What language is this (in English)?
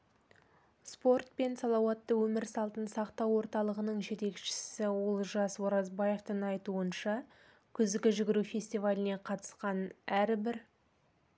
Kazakh